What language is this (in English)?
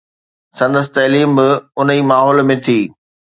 Sindhi